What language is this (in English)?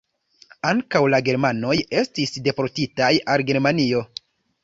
Esperanto